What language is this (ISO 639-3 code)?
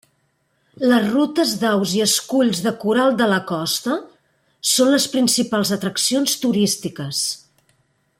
cat